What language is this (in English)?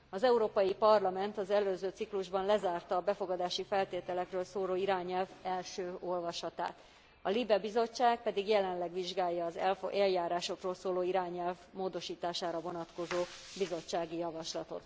Hungarian